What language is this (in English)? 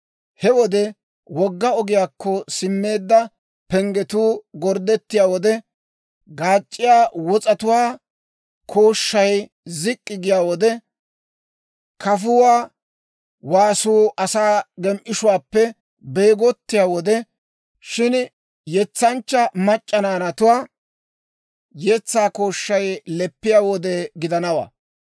Dawro